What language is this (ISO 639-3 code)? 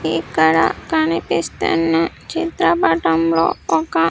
tel